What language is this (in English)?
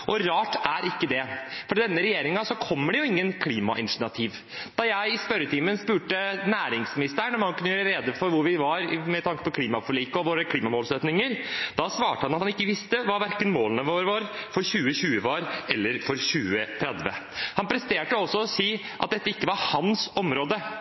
Norwegian Bokmål